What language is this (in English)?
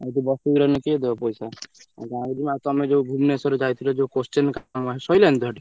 Odia